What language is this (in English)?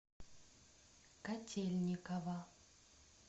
Russian